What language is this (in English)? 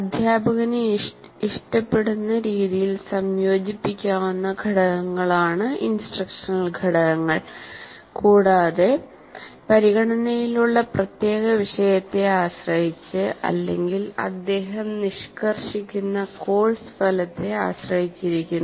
Malayalam